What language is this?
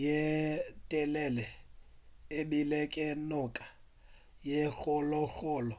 Northern Sotho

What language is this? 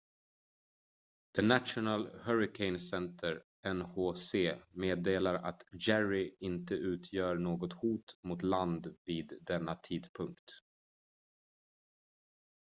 Swedish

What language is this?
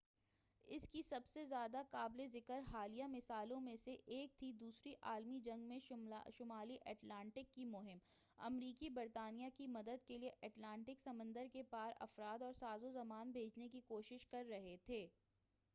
Urdu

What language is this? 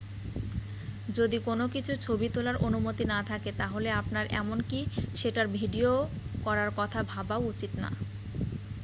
Bangla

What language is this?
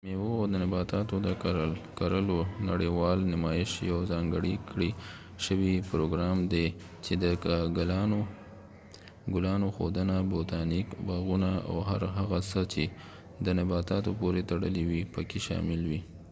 Pashto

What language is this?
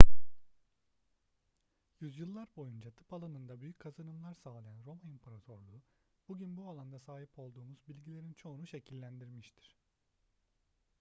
Turkish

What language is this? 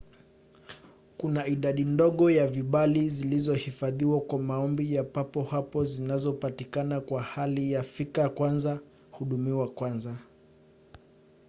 Swahili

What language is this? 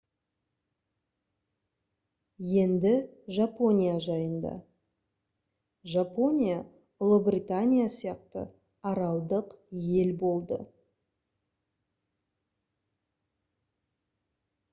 Kazakh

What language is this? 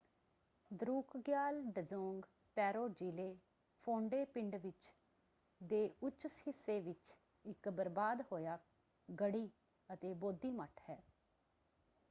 Punjabi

